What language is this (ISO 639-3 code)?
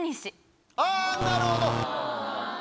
jpn